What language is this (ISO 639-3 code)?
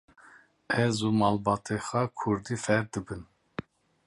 kur